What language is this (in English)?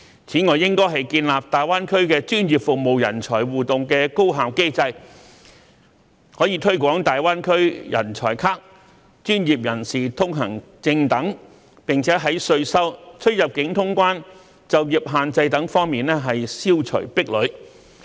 Cantonese